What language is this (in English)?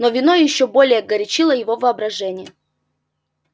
Russian